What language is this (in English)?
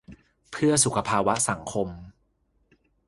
Thai